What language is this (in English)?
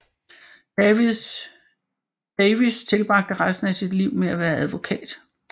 Danish